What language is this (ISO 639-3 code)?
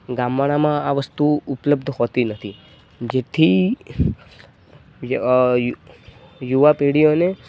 guj